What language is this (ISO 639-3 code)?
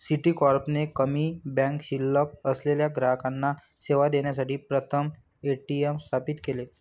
mar